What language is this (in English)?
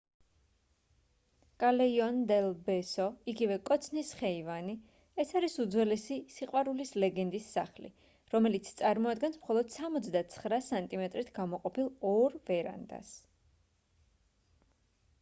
Georgian